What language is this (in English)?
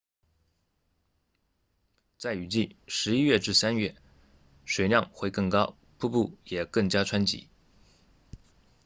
Chinese